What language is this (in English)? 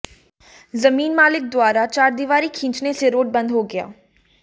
Hindi